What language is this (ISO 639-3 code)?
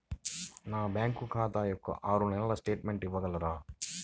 tel